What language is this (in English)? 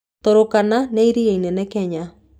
Kikuyu